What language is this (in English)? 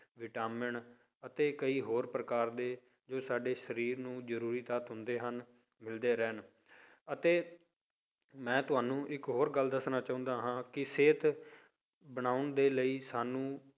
Punjabi